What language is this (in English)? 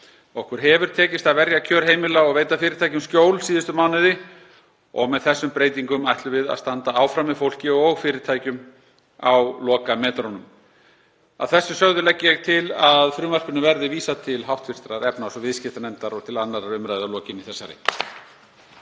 Icelandic